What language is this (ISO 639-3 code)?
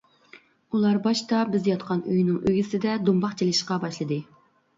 uig